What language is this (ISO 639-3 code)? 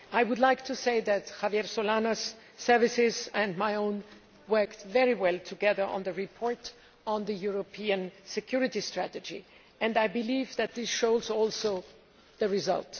eng